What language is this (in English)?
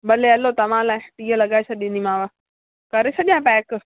Sindhi